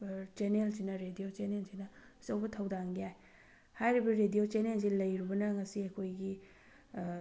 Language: Manipuri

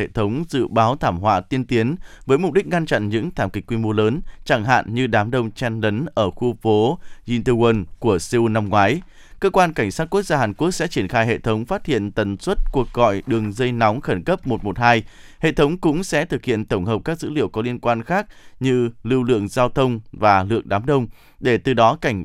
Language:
Vietnamese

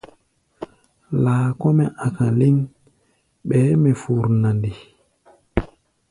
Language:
Gbaya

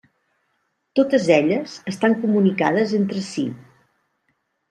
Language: Catalan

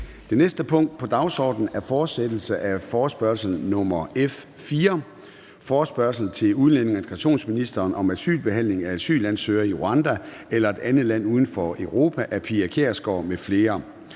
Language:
Danish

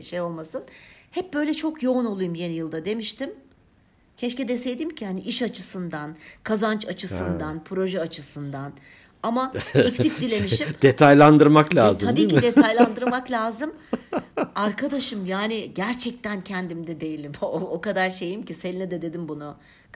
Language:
Turkish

